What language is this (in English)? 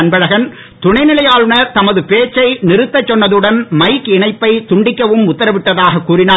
Tamil